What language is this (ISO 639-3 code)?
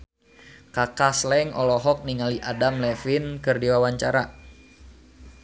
sun